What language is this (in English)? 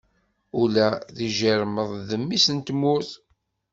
Kabyle